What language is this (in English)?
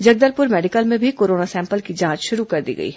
Hindi